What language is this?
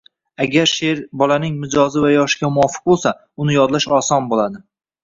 Uzbek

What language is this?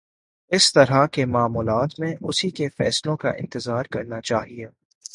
Urdu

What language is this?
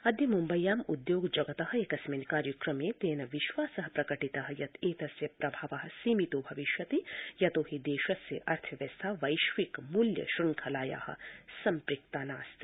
Sanskrit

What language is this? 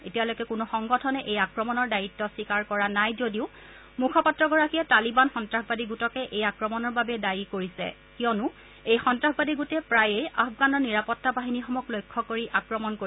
Assamese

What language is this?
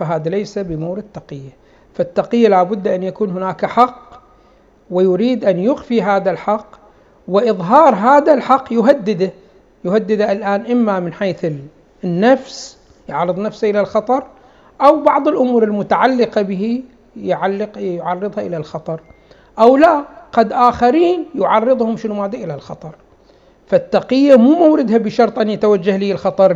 Arabic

